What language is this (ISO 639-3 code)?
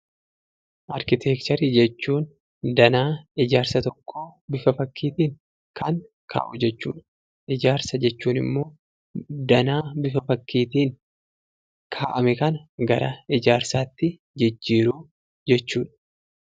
orm